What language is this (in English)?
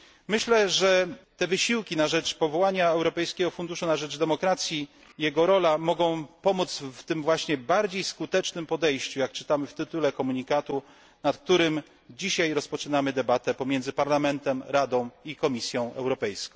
Polish